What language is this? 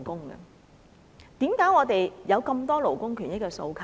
Cantonese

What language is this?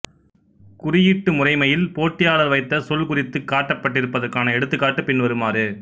Tamil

